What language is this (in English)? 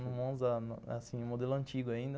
Portuguese